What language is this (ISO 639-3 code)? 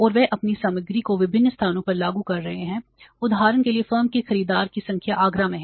hin